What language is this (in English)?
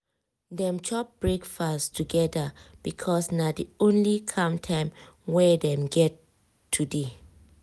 Nigerian Pidgin